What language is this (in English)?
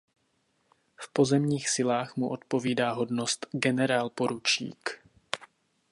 Czech